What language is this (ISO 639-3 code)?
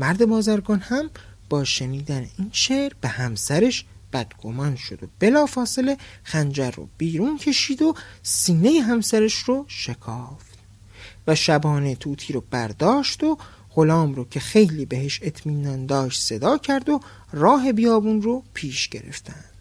fas